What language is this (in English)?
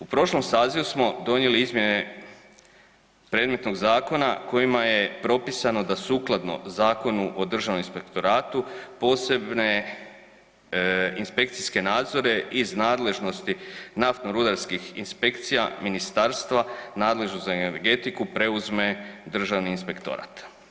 Croatian